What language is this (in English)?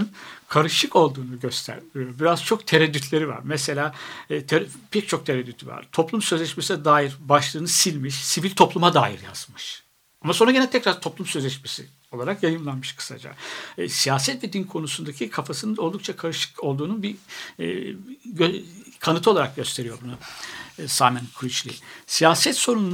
Turkish